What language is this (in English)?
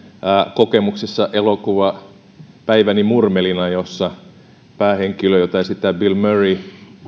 Finnish